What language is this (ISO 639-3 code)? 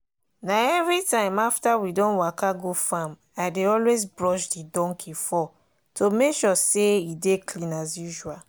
pcm